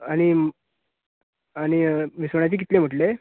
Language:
Konkani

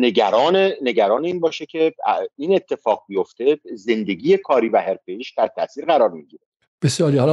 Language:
Persian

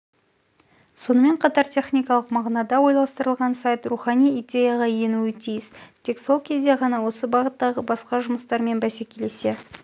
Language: Kazakh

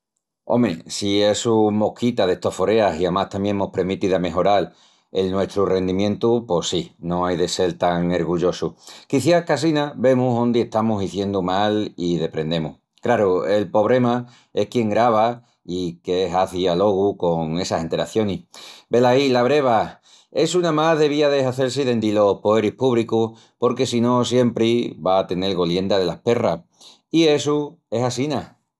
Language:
Extremaduran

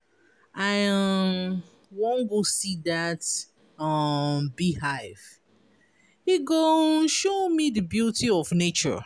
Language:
Nigerian Pidgin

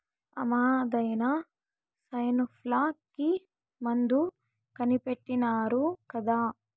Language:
Telugu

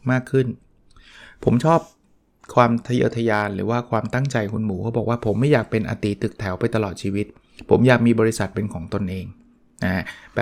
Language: Thai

